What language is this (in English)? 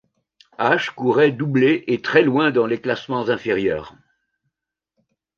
French